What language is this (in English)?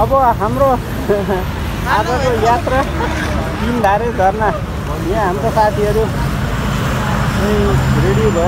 Arabic